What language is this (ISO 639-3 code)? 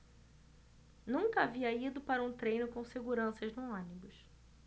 por